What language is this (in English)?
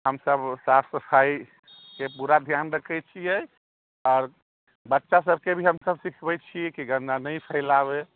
Maithili